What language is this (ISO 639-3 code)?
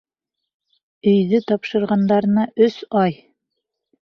bak